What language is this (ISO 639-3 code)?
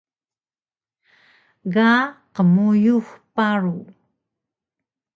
trv